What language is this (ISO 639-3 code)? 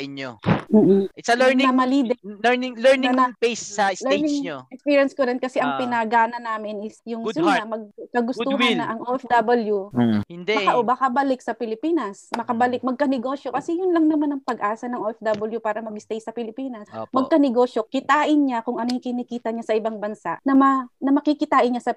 fil